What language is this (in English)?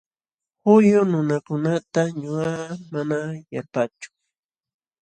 Jauja Wanca Quechua